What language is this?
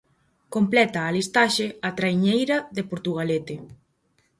Galician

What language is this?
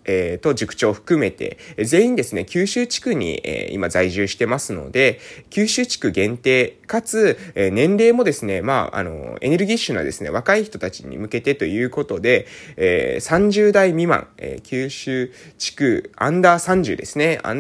Japanese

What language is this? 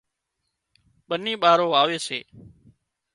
Wadiyara Koli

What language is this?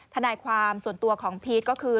Thai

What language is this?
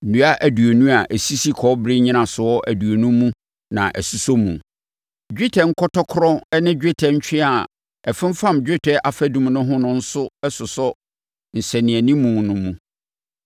Akan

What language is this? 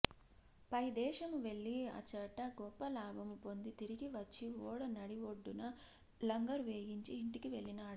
Telugu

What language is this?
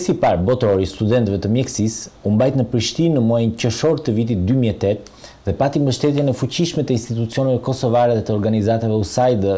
Italian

